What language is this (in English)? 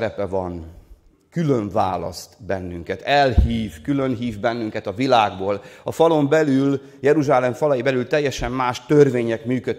Hungarian